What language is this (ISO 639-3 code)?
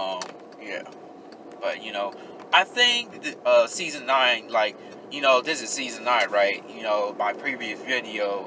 eng